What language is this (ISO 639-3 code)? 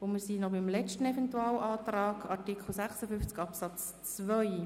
gsw